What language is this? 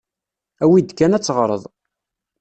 Kabyle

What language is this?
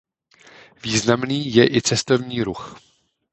Czech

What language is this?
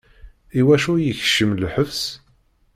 Kabyle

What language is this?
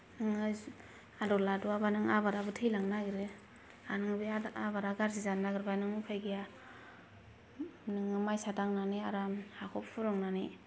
Bodo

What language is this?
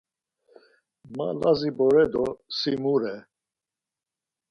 Laz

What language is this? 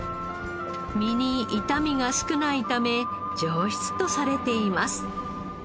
Japanese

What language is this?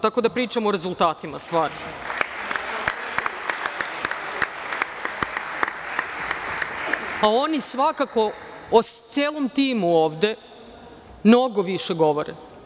Serbian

